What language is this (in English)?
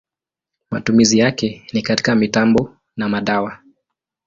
Swahili